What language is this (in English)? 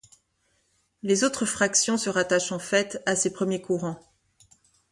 French